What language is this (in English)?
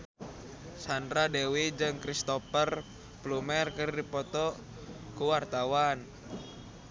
Sundanese